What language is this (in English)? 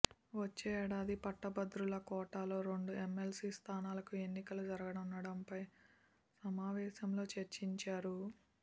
Telugu